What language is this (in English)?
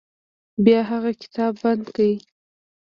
Pashto